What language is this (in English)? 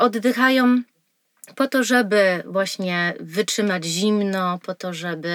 Polish